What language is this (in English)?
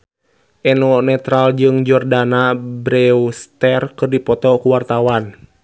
Sundanese